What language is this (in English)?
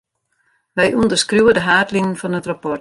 Western Frisian